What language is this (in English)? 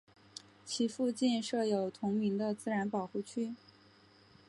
Chinese